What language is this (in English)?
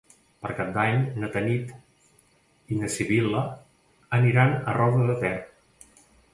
Catalan